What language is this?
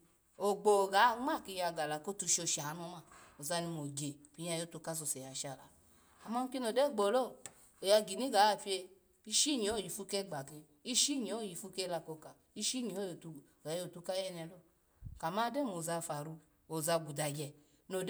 Alago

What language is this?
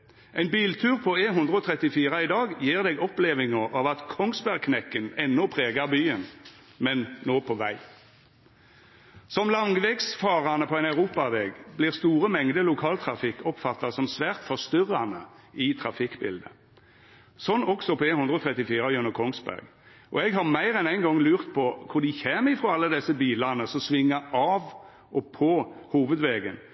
Norwegian Nynorsk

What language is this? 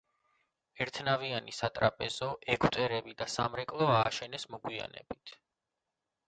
Georgian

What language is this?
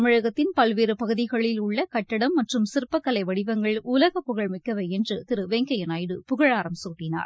Tamil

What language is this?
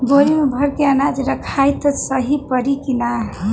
Bhojpuri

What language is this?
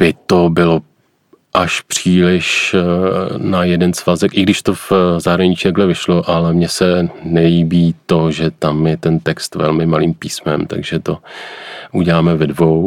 Czech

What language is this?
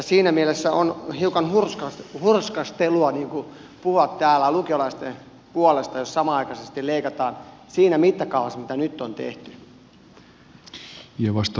Finnish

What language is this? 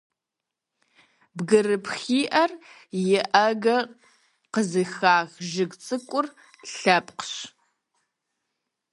Kabardian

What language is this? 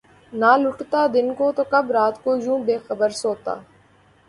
Urdu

